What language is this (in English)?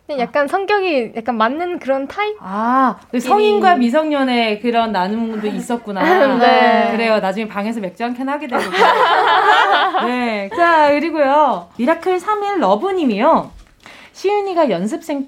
Korean